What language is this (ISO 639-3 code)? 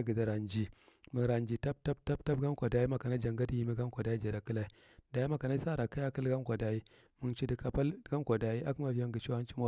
mrt